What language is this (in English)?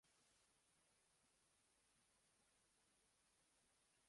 Uzbek